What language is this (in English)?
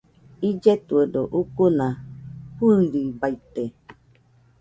Nüpode Huitoto